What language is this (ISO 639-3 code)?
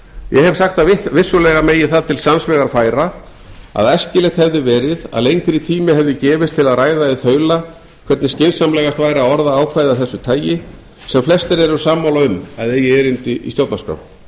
isl